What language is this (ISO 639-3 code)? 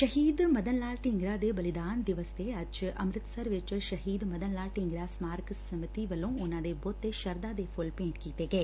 pan